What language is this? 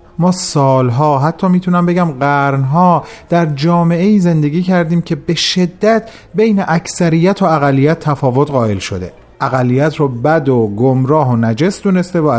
Persian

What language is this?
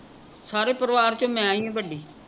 Punjabi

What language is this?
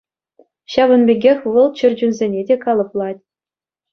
Chuvash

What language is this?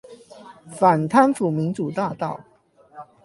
Chinese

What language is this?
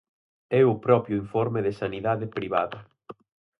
Galician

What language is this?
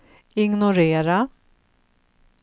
Swedish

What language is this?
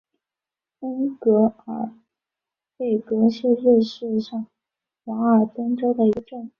Chinese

